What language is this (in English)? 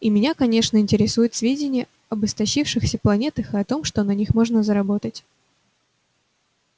Russian